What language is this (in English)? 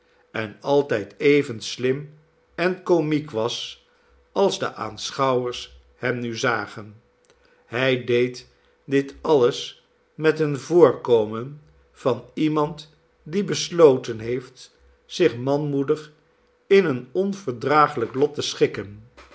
Dutch